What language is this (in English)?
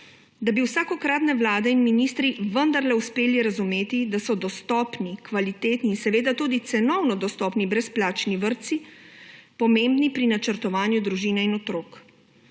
Slovenian